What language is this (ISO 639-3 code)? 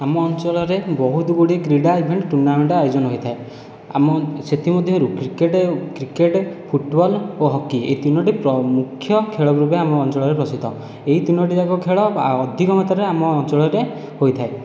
ori